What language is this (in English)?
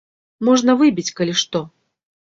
Belarusian